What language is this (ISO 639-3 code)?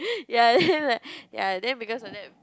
eng